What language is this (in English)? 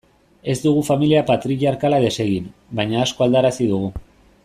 Basque